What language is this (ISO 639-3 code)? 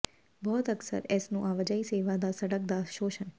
pan